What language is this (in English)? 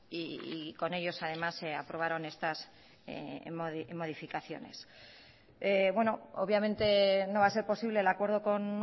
Spanish